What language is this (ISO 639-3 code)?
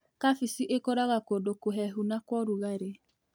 kik